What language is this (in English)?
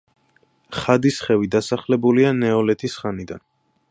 Georgian